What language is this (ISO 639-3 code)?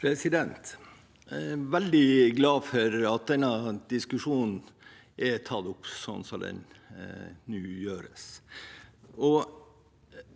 nor